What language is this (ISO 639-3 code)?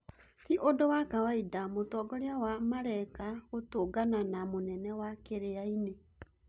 kik